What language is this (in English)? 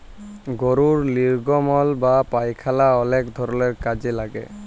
Bangla